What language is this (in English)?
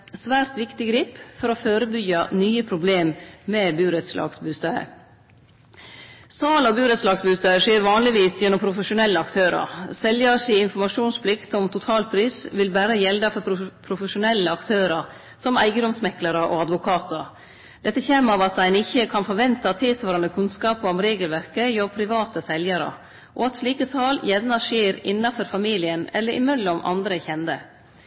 Norwegian Nynorsk